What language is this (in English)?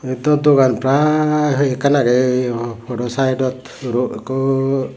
Chakma